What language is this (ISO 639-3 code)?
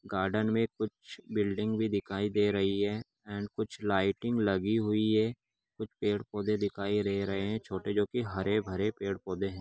mag